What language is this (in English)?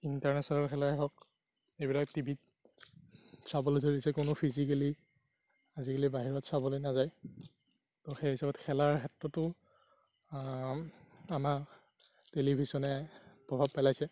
Assamese